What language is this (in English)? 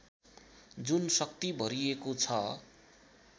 Nepali